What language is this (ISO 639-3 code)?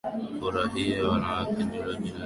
swa